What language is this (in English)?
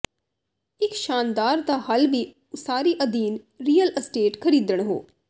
Punjabi